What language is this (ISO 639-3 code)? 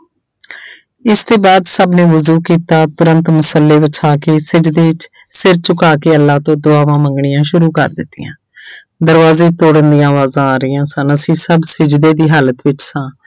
pan